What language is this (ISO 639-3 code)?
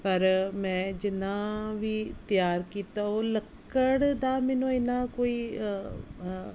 pan